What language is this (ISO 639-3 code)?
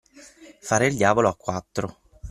ita